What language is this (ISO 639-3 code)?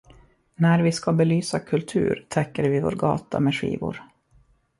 swe